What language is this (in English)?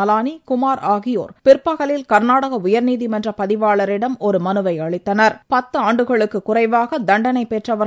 Arabic